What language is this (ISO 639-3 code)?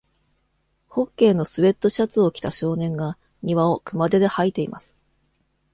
jpn